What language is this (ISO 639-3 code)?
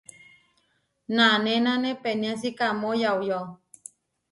var